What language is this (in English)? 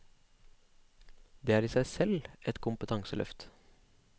Norwegian